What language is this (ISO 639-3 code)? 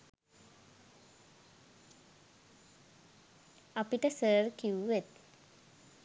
sin